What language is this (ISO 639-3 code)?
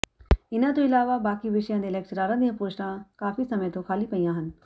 pan